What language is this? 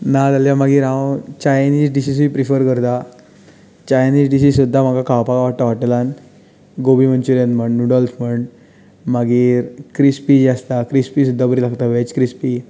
Konkani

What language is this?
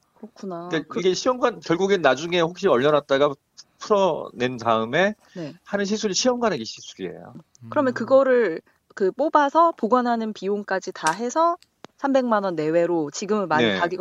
Korean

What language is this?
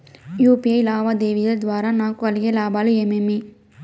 Telugu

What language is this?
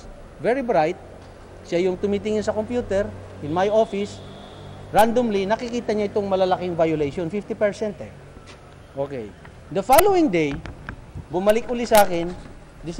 Filipino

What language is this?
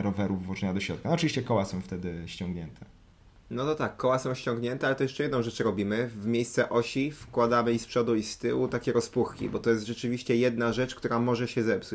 Polish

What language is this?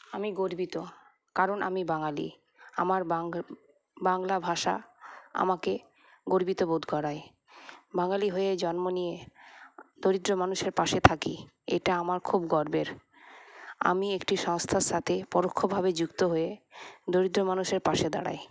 Bangla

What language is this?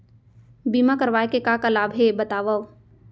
Chhattisgarhi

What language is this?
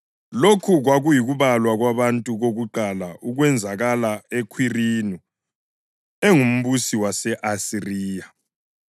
North Ndebele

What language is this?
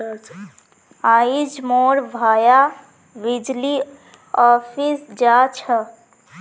Magahi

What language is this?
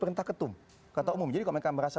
Indonesian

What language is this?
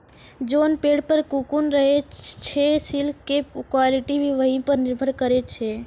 Maithili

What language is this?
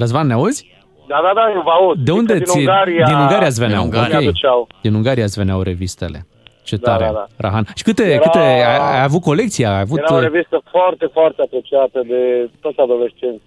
Romanian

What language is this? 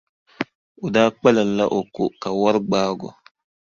Dagbani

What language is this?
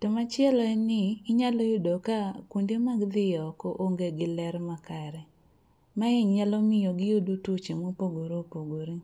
Luo (Kenya and Tanzania)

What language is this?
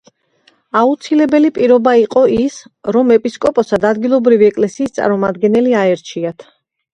Georgian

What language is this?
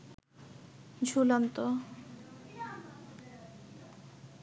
Bangla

